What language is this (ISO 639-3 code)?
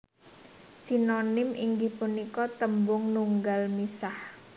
jav